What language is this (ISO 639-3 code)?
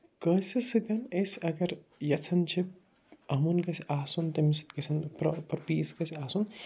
kas